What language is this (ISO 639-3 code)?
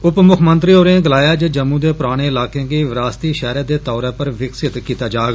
doi